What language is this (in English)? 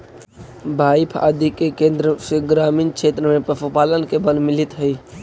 Magahi